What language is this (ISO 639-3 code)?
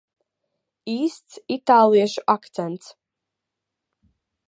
lav